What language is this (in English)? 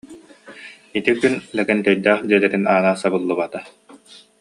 Yakut